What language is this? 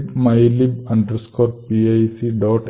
Malayalam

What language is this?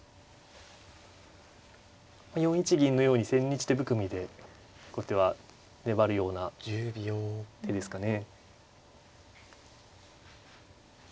Japanese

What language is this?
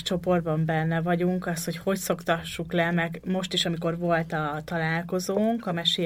Hungarian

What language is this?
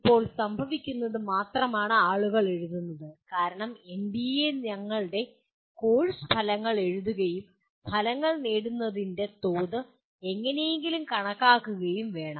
Malayalam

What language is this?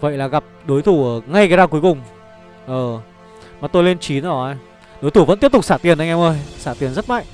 Vietnamese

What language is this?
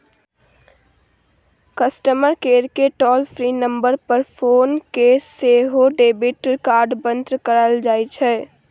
Maithili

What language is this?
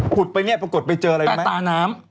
Thai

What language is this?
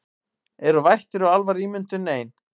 Icelandic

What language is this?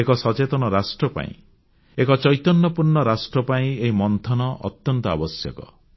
Odia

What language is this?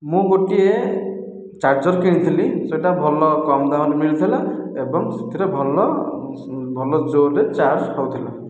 Odia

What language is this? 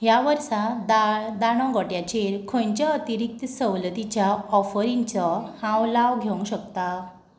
Konkani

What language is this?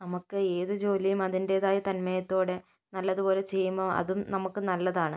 Malayalam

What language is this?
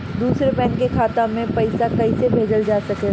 Bhojpuri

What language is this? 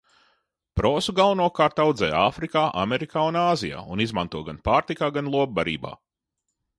Latvian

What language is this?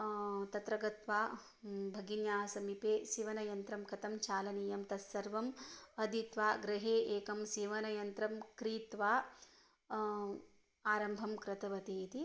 Sanskrit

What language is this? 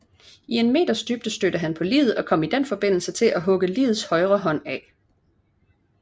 Danish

